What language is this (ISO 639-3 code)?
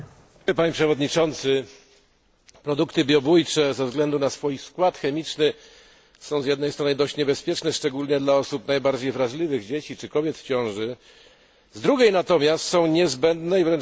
pol